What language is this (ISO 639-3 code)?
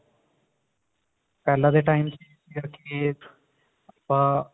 pan